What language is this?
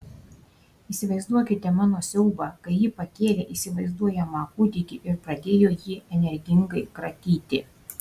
Lithuanian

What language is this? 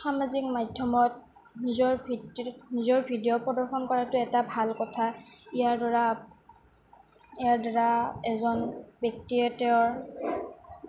Assamese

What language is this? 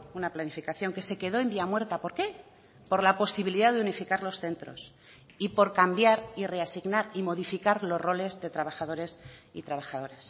Spanish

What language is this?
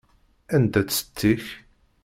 Kabyle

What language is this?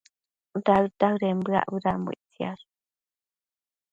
Matsés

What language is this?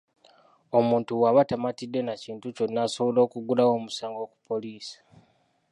Ganda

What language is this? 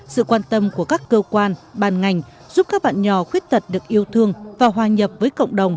Vietnamese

